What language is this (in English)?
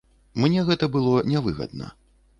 Belarusian